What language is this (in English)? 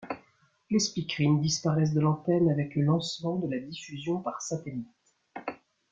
French